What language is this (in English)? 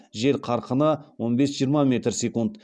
Kazakh